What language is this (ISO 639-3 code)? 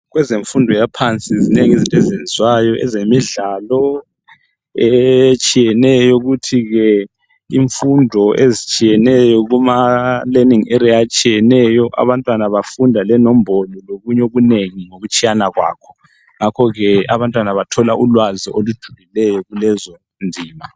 nde